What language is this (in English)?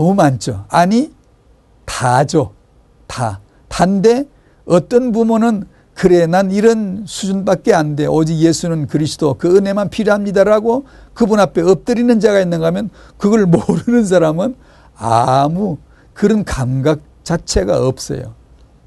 Korean